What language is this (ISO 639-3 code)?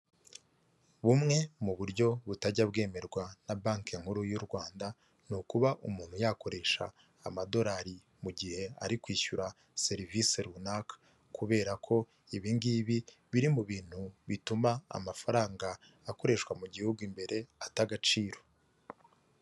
kin